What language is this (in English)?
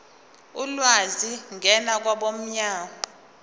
Zulu